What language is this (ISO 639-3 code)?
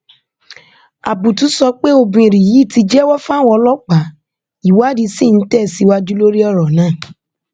yor